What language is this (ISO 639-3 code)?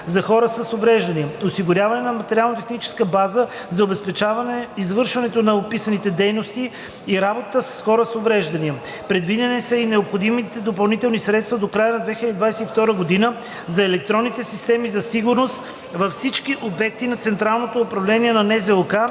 bul